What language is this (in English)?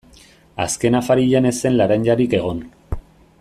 Basque